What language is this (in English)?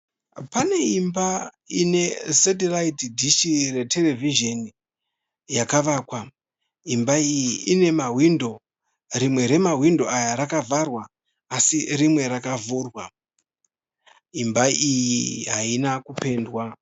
Shona